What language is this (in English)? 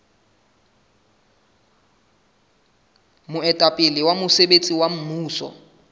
Southern Sotho